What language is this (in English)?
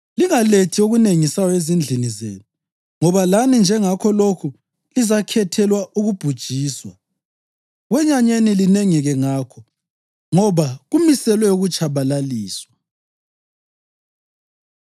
North Ndebele